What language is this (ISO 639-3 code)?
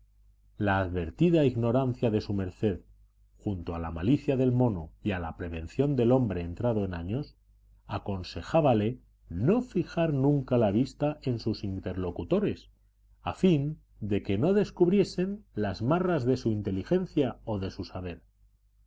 spa